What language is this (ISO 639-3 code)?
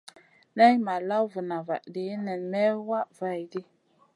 mcn